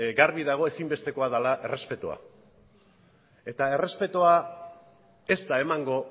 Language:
Basque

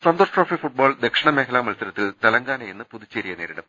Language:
Malayalam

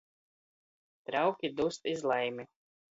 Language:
Latgalian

